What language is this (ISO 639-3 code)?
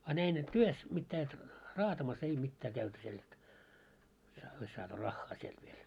fin